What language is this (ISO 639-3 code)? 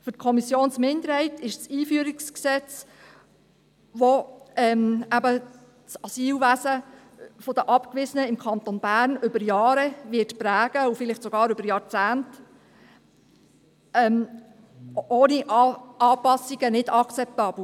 gsw